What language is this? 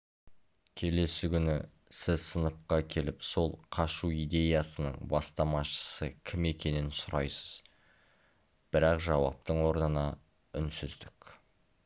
Kazakh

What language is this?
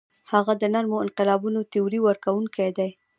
Pashto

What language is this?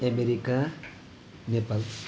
Nepali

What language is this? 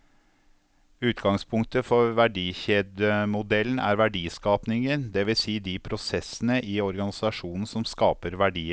Norwegian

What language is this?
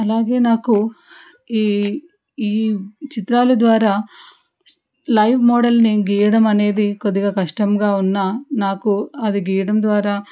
Telugu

